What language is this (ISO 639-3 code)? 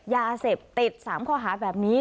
tha